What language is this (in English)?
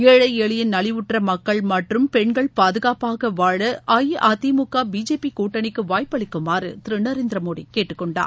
Tamil